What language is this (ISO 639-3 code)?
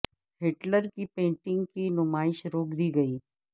urd